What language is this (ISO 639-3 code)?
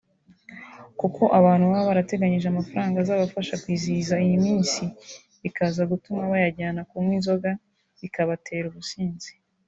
kin